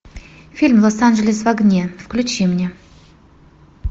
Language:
Russian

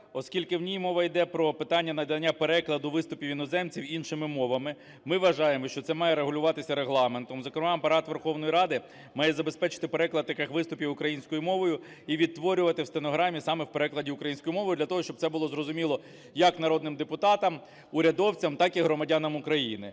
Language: Ukrainian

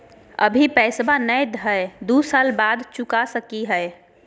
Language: Magahi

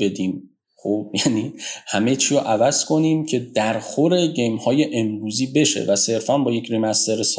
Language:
Persian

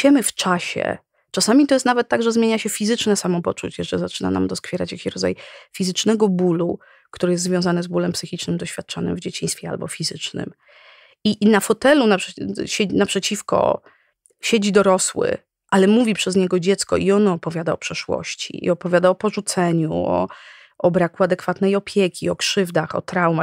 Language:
Polish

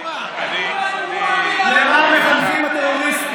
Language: Hebrew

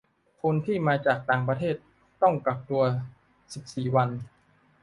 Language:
Thai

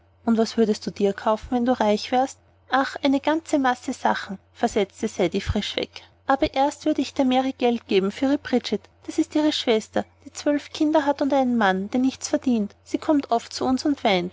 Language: German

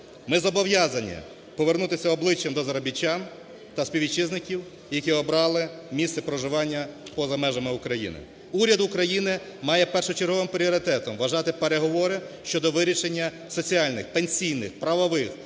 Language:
Ukrainian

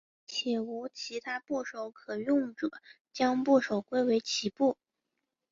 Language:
Chinese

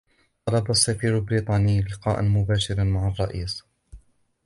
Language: Arabic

